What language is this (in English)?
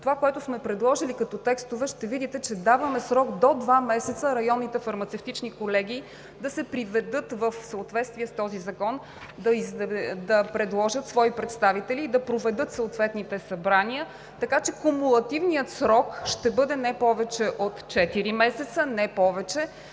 Bulgarian